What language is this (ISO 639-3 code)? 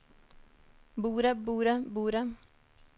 nor